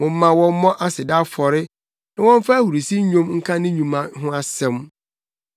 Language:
Akan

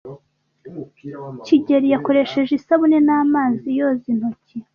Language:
Kinyarwanda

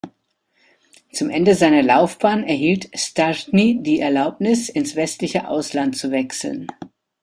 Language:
German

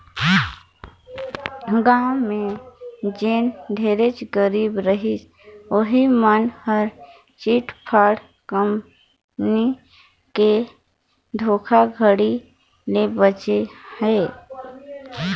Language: Chhattisgarhi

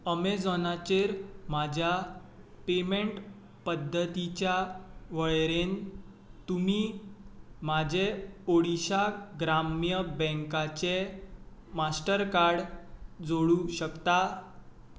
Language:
Konkani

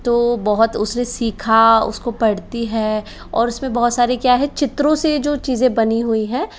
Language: Hindi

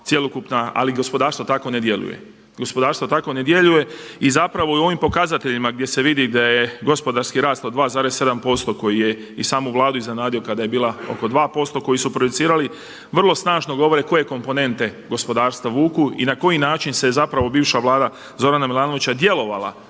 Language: Croatian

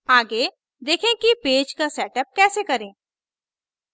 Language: Hindi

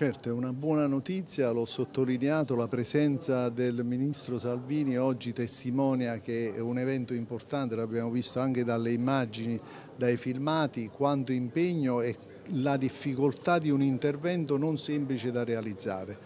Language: Italian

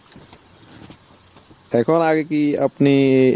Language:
Bangla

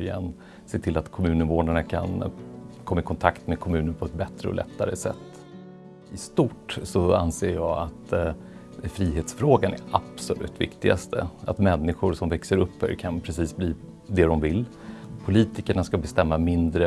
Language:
Swedish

